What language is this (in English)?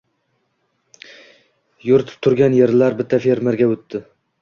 Uzbek